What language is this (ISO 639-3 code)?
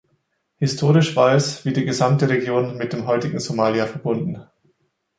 deu